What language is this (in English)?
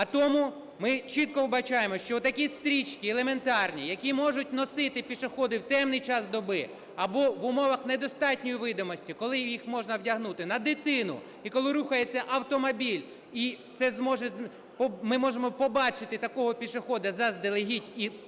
Ukrainian